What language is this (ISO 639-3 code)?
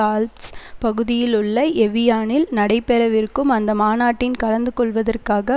tam